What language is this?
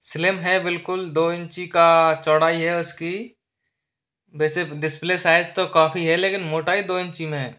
Hindi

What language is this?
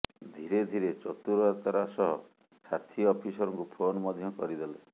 Odia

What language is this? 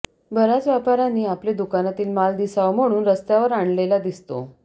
Marathi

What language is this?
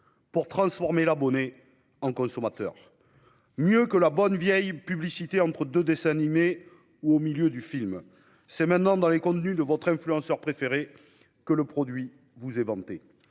French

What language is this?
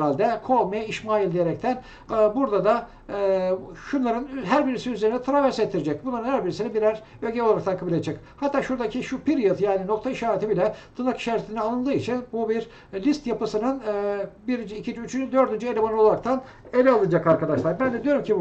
Turkish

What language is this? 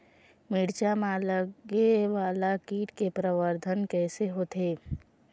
Chhattisgarhi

